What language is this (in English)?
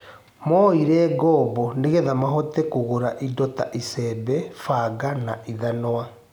Kikuyu